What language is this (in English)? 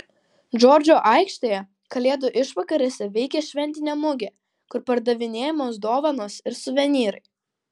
Lithuanian